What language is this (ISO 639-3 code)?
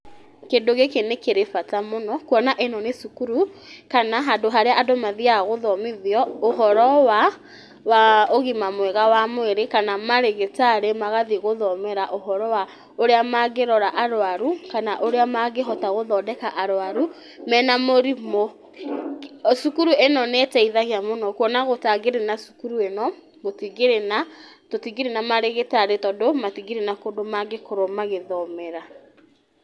kik